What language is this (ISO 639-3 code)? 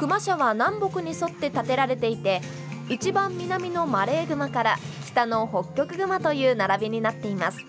jpn